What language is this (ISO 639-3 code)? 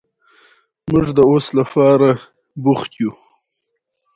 pus